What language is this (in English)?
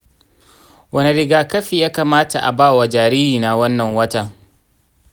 Hausa